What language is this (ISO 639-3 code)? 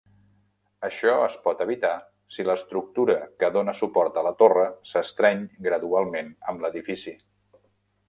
cat